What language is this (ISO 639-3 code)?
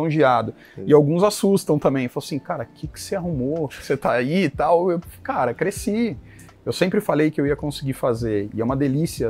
por